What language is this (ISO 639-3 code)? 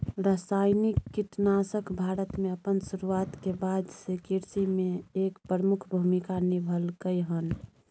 mai